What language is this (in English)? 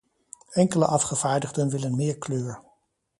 Dutch